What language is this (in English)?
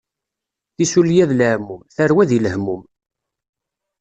Kabyle